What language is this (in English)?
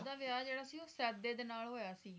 Punjabi